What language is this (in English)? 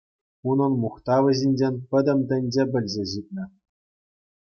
Chuvash